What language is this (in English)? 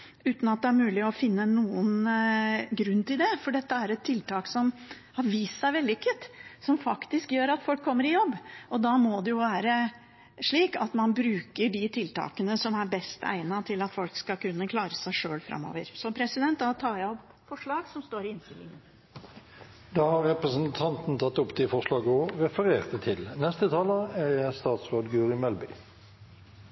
Norwegian Bokmål